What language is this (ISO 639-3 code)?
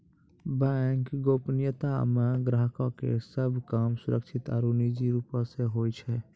mai